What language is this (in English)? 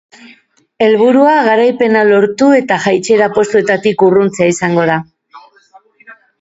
Basque